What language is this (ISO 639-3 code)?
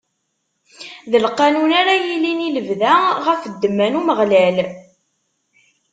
kab